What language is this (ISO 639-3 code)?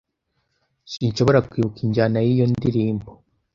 kin